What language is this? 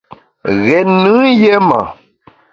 Bamun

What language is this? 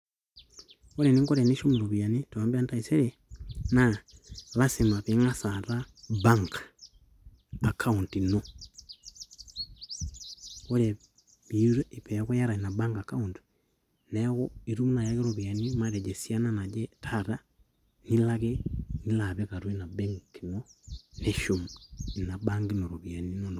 Masai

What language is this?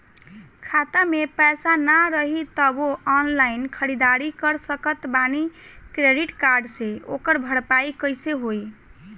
Bhojpuri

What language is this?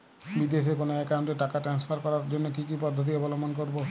Bangla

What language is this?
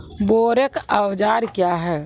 Maithili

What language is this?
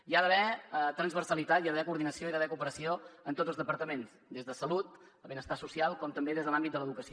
Catalan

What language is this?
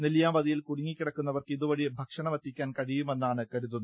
Malayalam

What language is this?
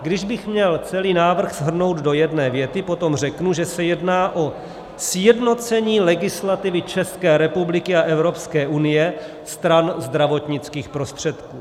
Czech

